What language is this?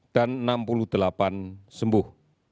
Indonesian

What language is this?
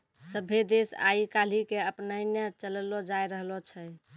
Maithili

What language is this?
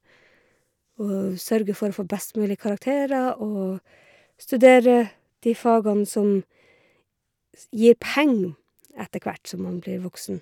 Norwegian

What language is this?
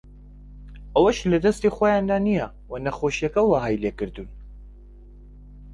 Central Kurdish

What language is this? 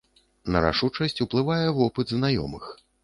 Belarusian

